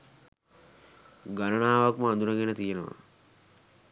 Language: Sinhala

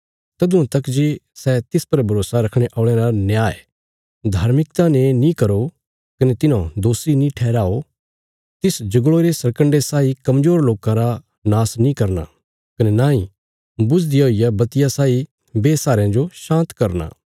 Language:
Bilaspuri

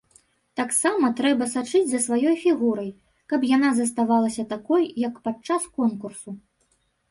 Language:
Belarusian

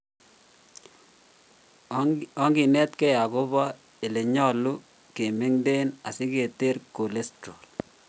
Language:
Kalenjin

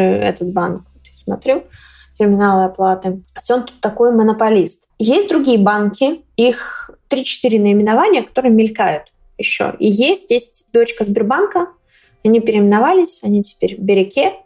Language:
Russian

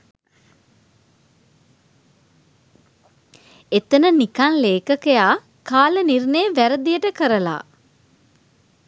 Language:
Sinhala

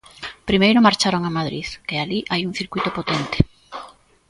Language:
Galician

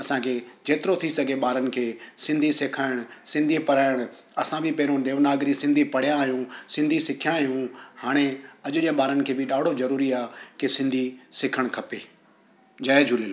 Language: Sindhi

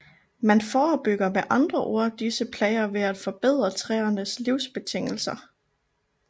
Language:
Danish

